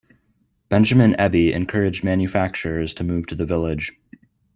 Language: English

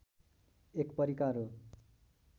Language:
Nepali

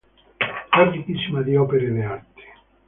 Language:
Italian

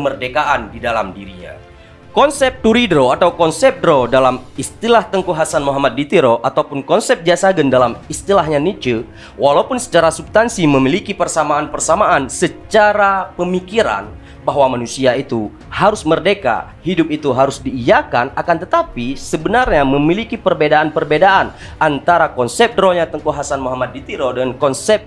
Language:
Indonesian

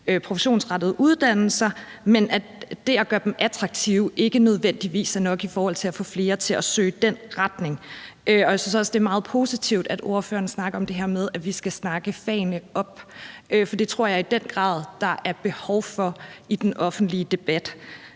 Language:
Danish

